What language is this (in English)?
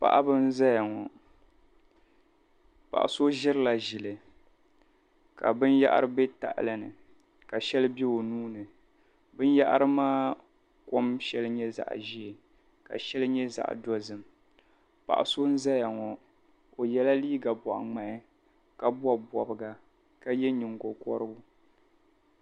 Dagbani